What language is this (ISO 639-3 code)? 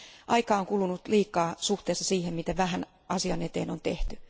fin